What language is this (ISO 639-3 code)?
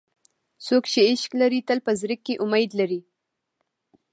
pus